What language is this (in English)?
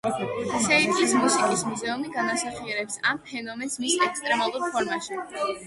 Georgian